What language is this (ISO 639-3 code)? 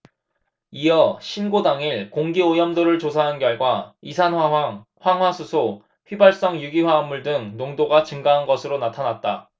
kor